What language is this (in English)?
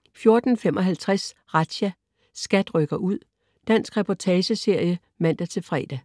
Danish